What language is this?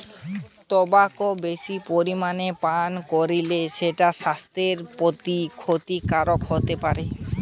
Bangla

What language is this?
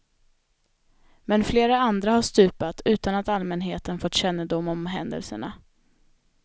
Swedish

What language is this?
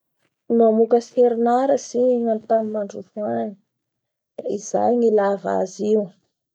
Bara Malagasy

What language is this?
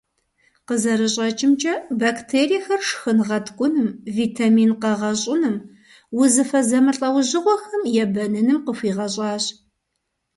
Kabardian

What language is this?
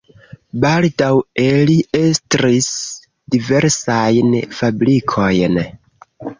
Esperanto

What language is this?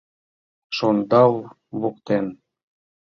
Mari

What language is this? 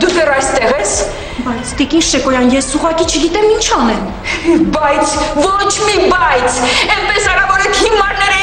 Romanian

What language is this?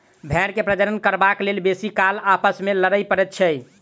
Maithili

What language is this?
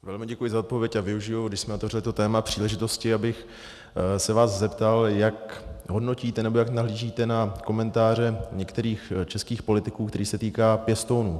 Czech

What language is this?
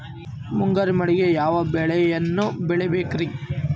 Kannada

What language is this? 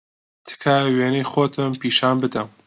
Central Kurdish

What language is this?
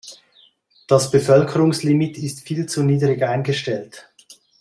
German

